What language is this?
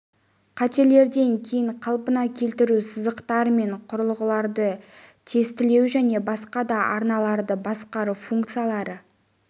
Kazakh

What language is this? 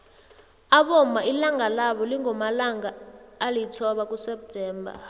South Ndebele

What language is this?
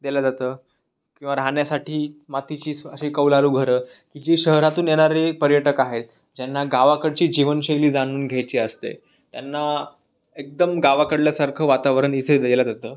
Marathi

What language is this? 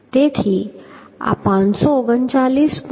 Gujarati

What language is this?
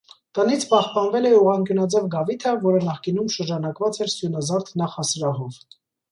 Armenian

